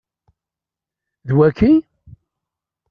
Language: Kabyle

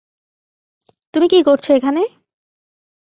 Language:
Bangla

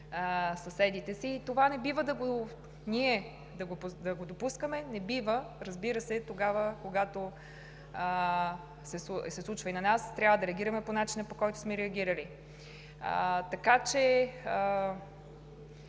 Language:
Bulgarian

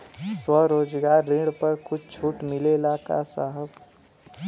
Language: Bhojpuri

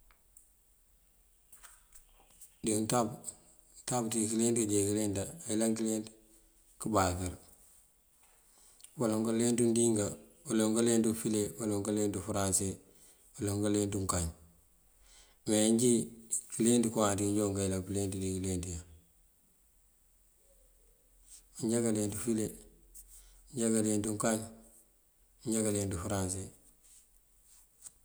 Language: Mandjak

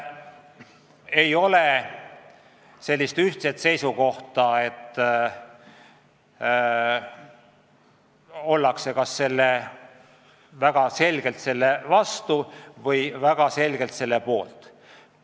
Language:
Estonian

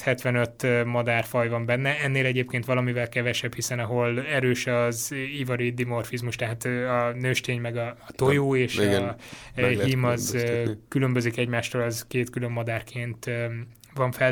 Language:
Hungarian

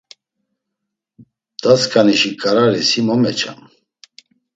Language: Laz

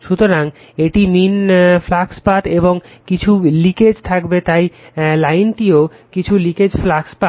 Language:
Bangla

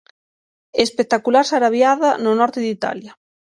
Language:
Galician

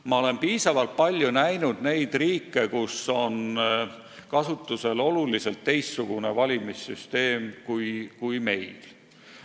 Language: Estonian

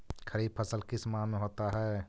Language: Magahi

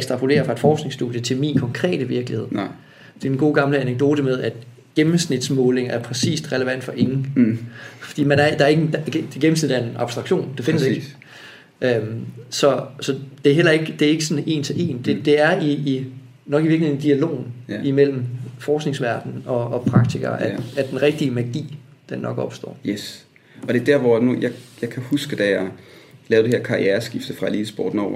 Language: Danish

